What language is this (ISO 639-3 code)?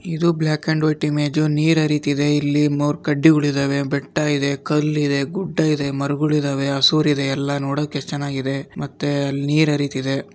kan